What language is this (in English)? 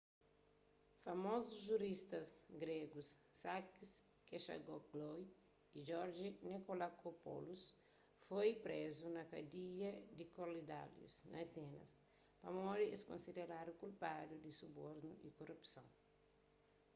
Kabuverdianu